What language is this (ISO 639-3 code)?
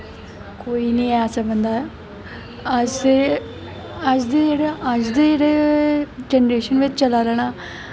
doi